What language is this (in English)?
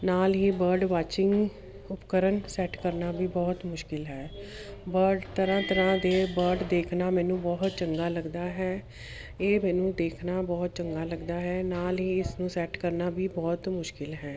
Punjabi